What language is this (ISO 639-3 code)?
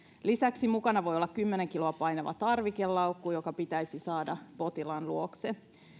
fin